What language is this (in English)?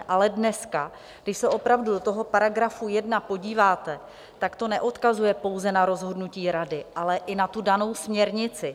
Czech